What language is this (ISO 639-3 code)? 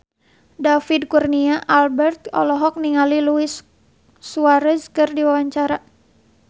sun